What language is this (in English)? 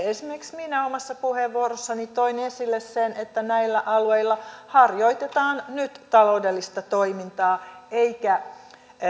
Finnish